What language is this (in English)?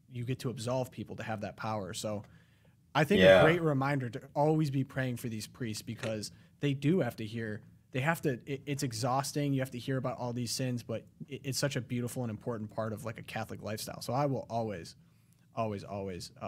English